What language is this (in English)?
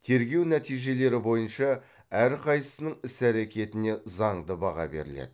Kazakh